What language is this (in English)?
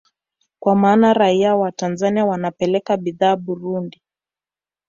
Swahili